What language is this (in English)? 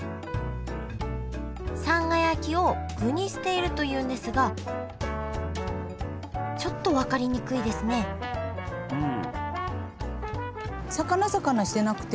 Japanese